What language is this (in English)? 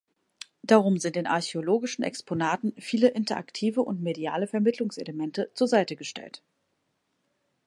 German